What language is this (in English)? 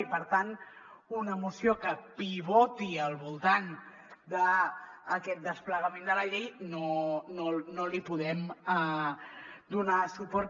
Catalan